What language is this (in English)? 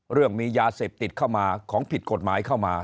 Thai